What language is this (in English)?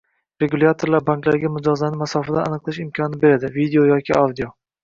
Uzbek